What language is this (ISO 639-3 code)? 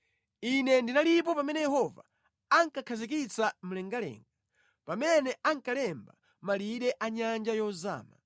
nya